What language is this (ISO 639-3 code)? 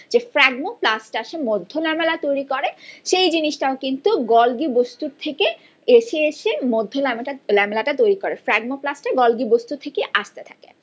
ben